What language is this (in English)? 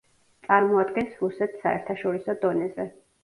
Georgian